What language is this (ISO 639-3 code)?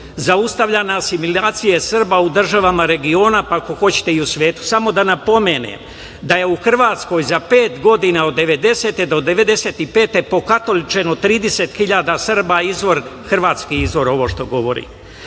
srp